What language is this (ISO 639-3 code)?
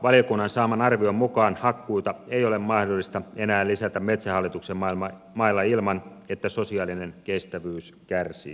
fin